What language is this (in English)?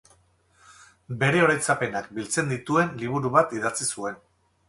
Basque